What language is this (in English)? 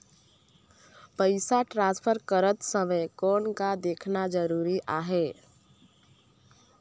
Chhattisgarhi